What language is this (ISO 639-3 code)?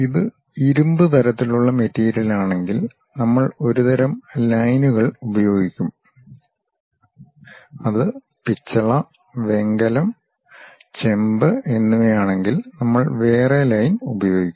mal